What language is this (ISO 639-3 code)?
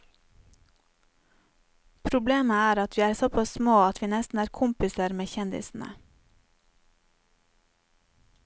nor